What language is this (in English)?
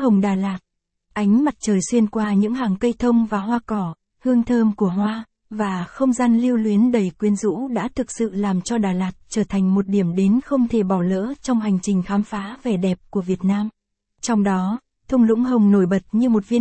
Vietnamese